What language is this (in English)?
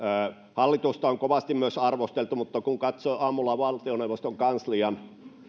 Finnish